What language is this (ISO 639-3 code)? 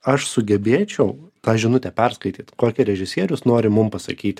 lit